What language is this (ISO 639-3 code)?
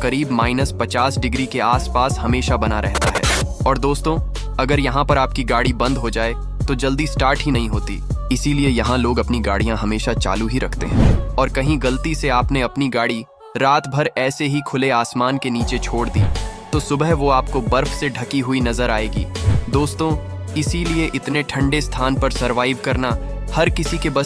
hin